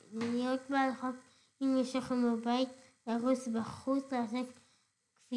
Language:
Hebrew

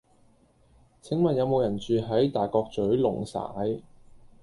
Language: Cantonese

